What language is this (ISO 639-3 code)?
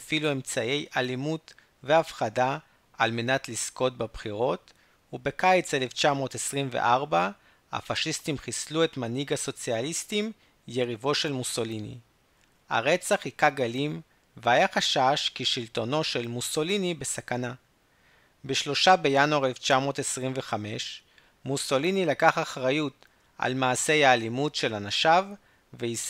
heb